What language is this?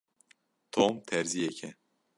Kurdish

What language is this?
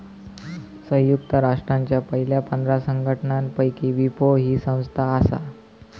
Marathi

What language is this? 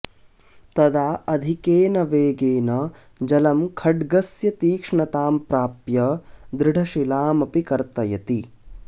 Sanskrit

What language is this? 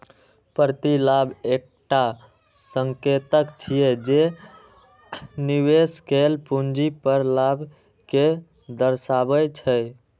Maithili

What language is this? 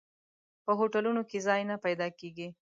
Pashto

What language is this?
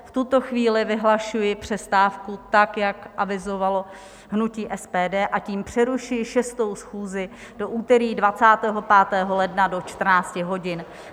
Czech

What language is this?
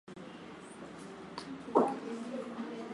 Swahili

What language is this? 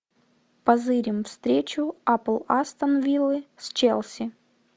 Russian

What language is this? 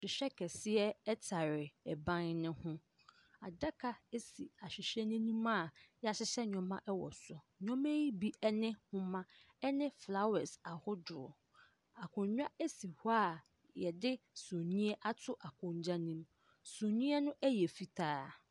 Akan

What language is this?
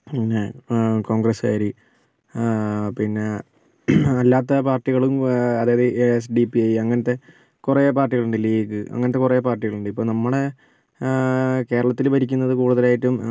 Malayalam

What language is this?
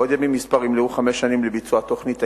Hebrew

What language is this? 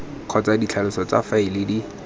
Tswana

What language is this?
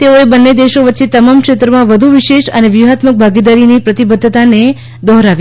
Gujarati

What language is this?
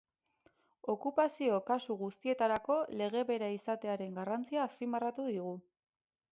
Basque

